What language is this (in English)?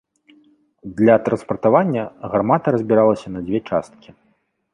Belarusian